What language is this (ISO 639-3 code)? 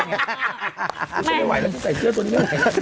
tha